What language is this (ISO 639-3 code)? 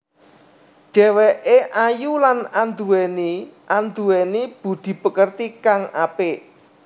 jav